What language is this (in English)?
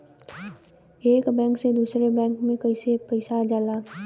Bhojpuri